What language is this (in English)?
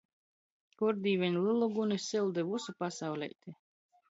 Latgalian